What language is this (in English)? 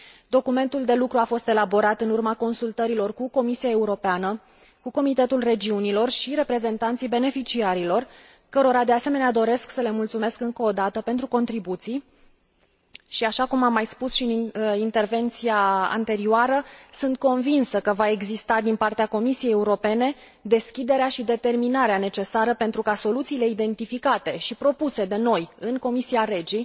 Romanian